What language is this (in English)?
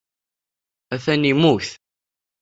Kabyle